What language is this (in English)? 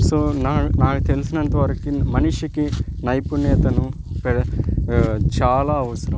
Telugu